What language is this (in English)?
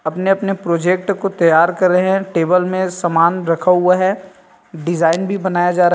Hindi